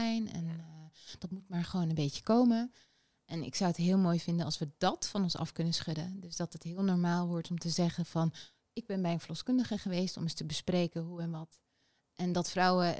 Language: Dutch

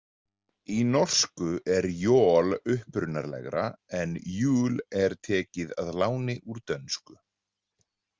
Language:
Icelandic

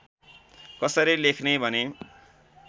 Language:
Nepali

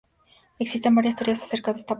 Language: Spanish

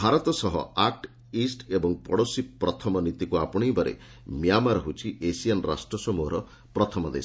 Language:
Odia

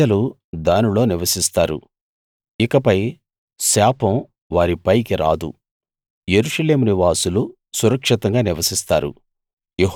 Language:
Telugu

